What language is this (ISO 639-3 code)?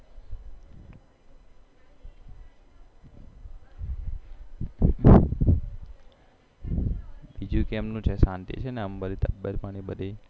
guj